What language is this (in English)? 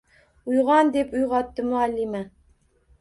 Uzbek